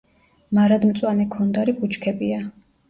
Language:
Georgian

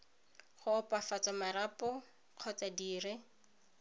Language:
Tswana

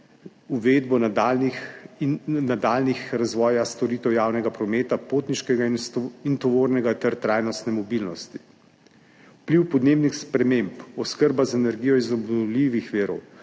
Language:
Slovenian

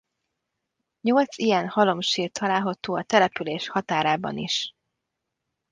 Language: Hungarian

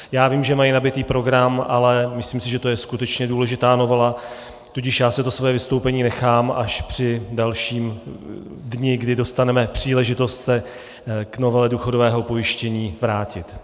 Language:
Czech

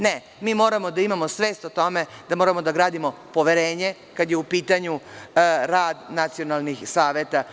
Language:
Serbian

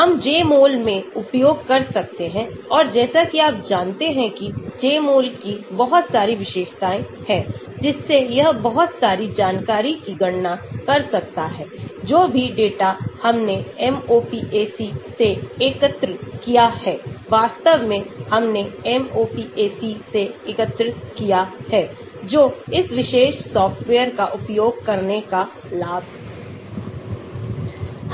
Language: Hindi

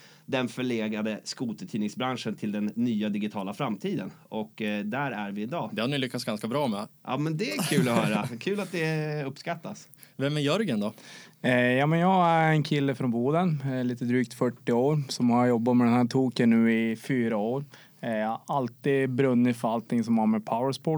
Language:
Swedish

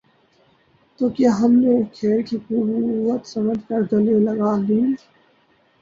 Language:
Urdu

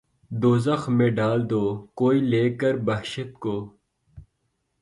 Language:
Urdu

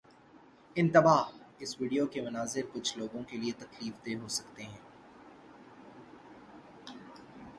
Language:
Urdu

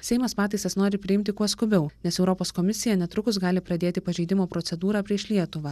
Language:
Lithuanian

